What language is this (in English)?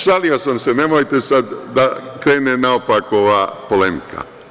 Serbian